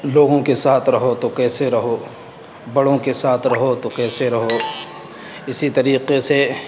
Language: Urdu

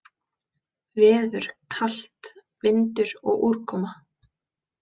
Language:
Icelandic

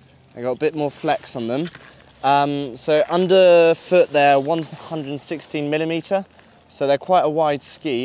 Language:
English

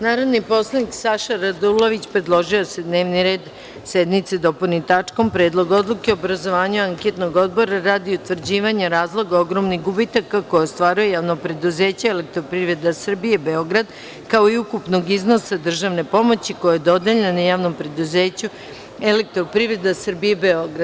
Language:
Serbian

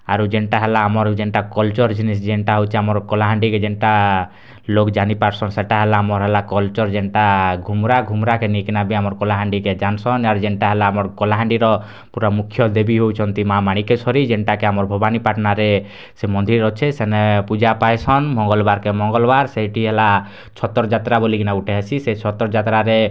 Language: Odia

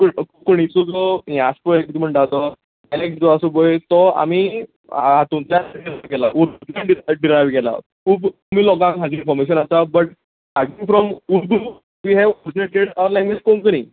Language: Konkani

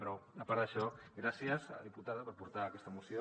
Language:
Catalan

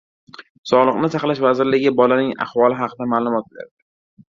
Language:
Uzbek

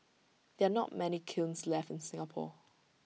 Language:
English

